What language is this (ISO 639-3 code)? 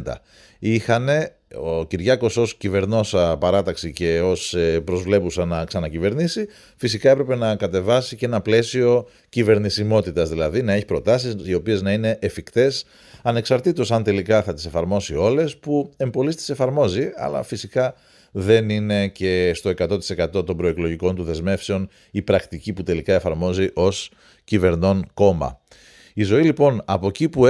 ell